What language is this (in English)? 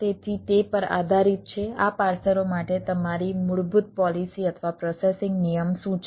Gujarati